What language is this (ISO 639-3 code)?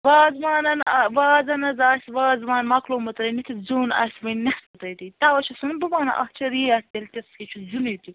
kas